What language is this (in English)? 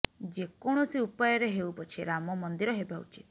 Odia